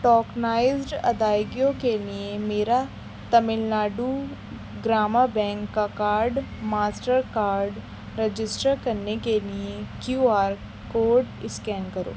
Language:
Urdu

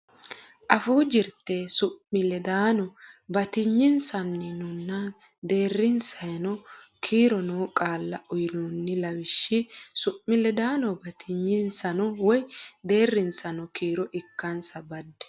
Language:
Sidamo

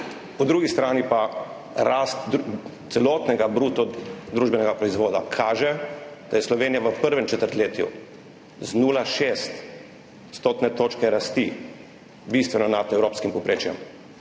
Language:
Slovenian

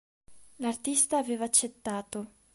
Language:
Italian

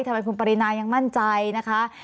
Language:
Thai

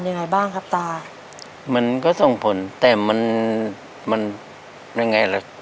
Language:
Thai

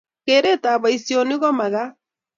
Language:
Kalenjin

